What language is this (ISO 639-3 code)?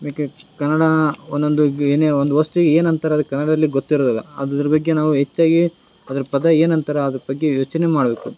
kan